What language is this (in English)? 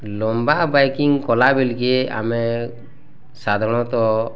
Odia